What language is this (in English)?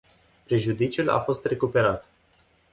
Romanian